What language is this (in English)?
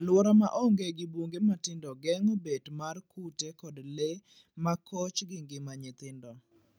Luo (Kenya and Tanzania)